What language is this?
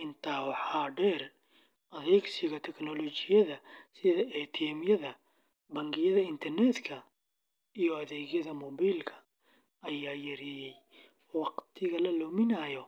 Somali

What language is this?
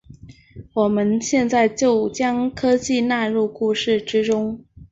Chinese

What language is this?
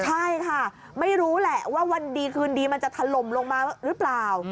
Thai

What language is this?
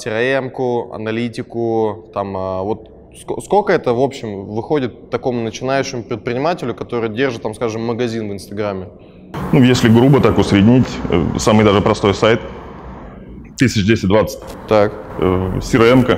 Russian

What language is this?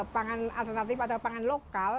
Indonesian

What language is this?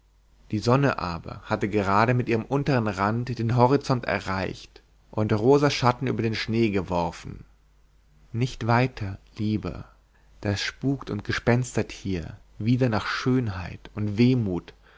German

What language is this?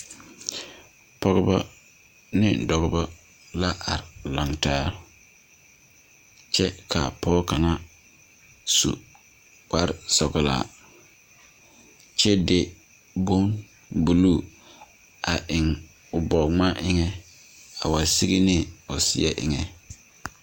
Southern Dagaare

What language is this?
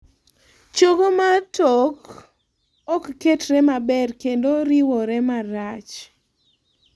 Luo (Kenya and Tanzania)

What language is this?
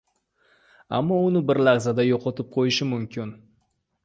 Uzbek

